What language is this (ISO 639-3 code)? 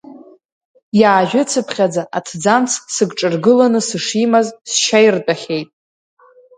abk